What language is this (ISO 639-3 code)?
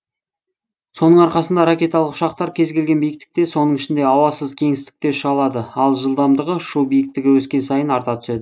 kaz